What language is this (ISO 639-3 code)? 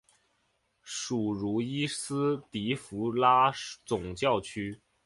zho